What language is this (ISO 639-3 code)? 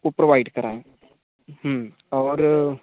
hin